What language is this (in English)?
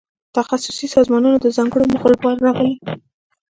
Pashto